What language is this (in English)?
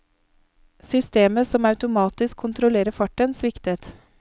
Norwegian